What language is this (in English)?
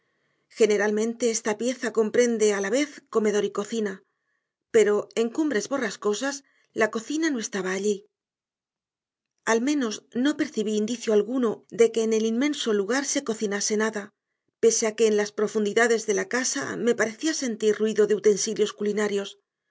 Spanish